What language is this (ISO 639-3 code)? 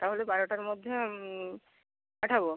ben